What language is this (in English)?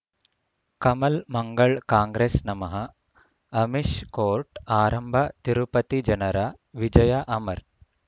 Kannada